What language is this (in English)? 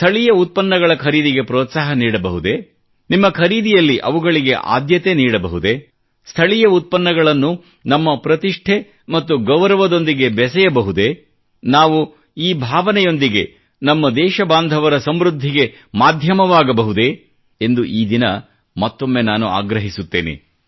Kannada